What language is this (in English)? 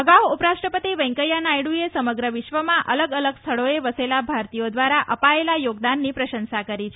Gujarati